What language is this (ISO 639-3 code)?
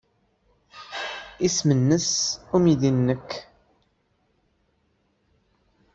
kab